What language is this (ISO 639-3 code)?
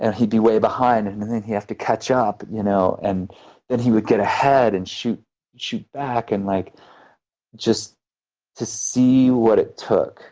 eng